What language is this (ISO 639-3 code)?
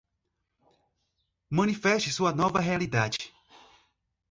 por